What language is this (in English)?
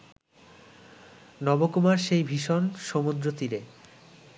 Bangla